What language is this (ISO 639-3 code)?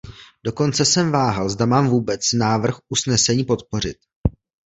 ces